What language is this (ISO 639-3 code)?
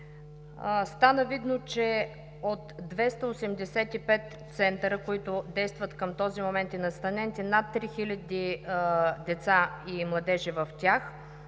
bul